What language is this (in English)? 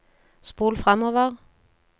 Norwegian